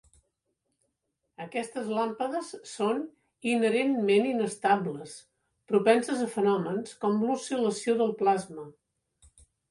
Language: Catalan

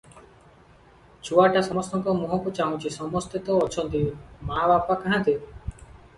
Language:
Odia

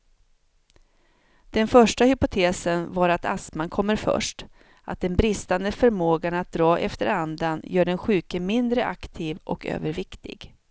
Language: Swedish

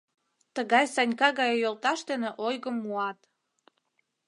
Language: Mari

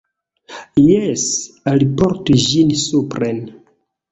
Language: Esperanto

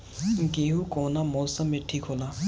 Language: Bhojpuri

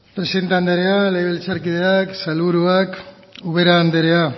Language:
Basque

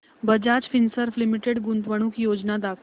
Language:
Marathi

